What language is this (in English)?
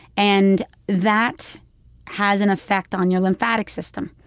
English